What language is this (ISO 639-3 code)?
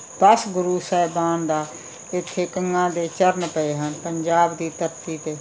pan